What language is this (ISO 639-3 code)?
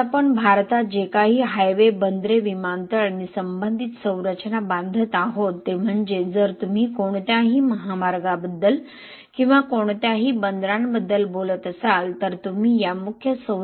mar